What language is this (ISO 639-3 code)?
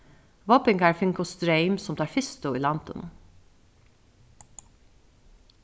fao